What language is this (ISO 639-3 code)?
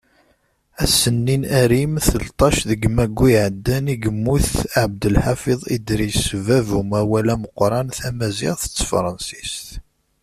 kab